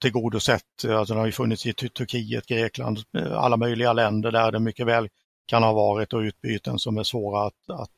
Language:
Swedish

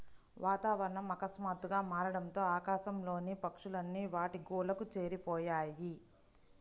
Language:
Telugu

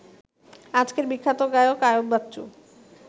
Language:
Bangla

